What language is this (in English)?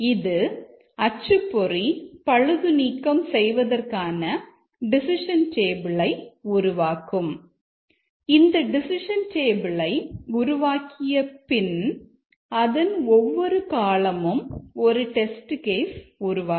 Tamil